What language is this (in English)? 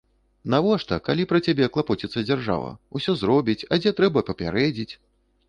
Belarusian